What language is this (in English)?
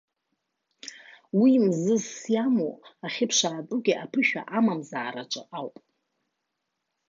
Abkhazian